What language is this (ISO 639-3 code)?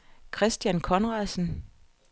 dan